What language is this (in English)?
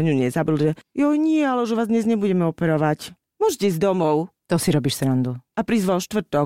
Slovak